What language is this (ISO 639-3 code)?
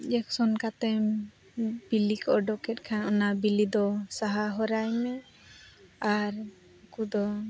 sat